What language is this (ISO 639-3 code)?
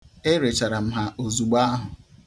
ibo